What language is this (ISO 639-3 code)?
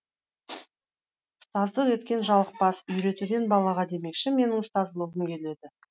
kaz